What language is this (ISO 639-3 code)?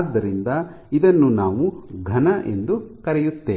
kan